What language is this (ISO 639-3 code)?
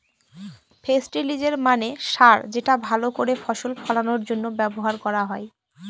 ben